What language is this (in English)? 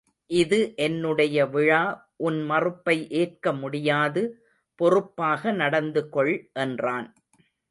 Tamil